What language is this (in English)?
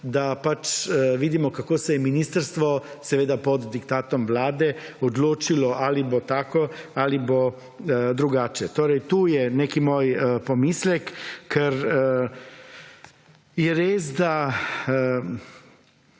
Slovenian